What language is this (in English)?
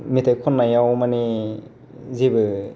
Bodo